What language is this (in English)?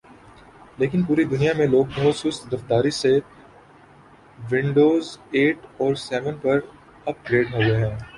Urdu